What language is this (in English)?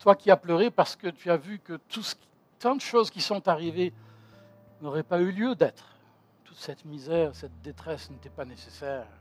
French